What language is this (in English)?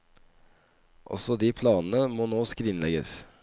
Norwegian